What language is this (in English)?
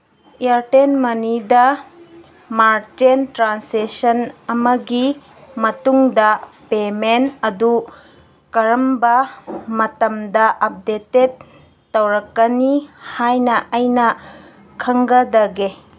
Manipuri